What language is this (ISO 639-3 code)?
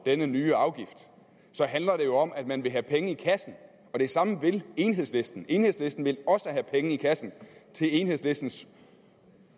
dan